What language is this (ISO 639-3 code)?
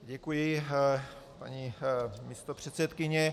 ces